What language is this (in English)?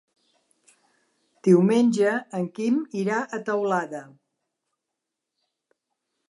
Catalan